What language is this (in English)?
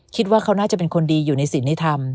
Thai